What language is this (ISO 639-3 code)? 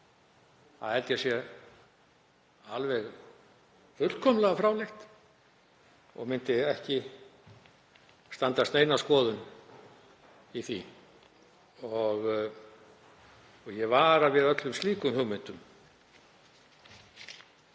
isl